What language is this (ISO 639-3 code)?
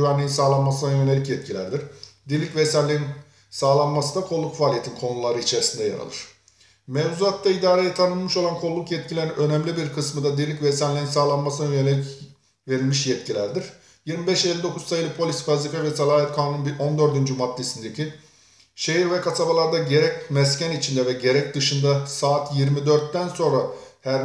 tur